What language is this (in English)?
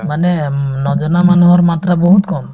Assamese